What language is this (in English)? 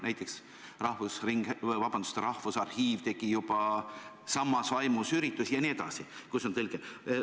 Estonian